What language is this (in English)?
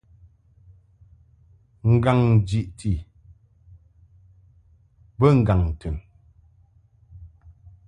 Mungaka